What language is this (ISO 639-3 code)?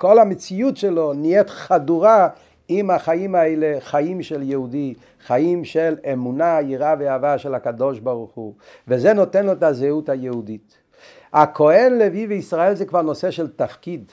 heb